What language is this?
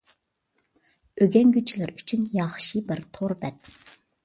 Uyghur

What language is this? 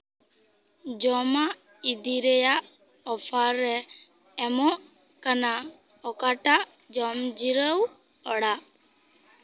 Santali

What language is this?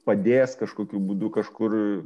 Lithuanian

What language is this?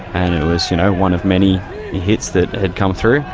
English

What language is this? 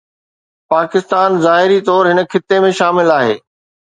Sindhi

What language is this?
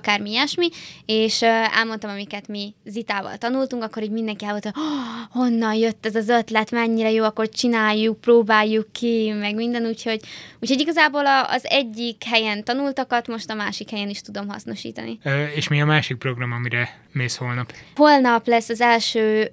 Hungarian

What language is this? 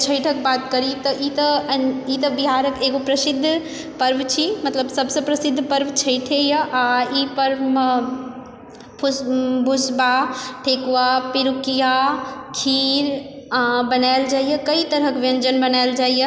Maithili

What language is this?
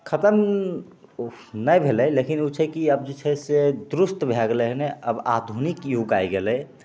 Maithili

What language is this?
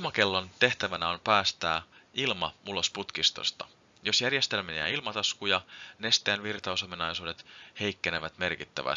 Finnish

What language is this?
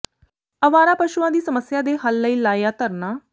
Punjabi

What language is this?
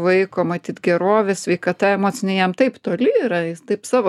Lithuanian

